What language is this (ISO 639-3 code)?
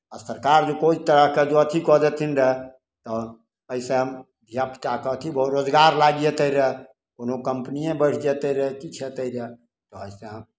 mai